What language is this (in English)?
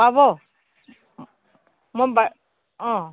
Assamese